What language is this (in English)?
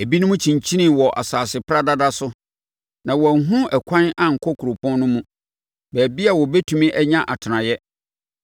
Akan